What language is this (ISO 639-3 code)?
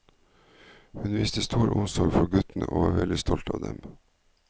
nor